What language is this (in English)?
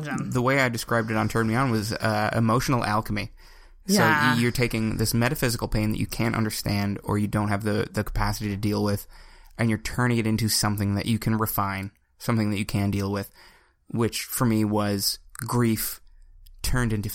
English